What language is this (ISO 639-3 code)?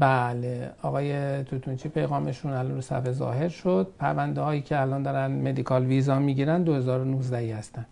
fas